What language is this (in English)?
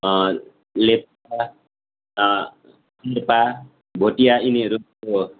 Nepali